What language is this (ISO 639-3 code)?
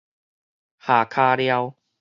nan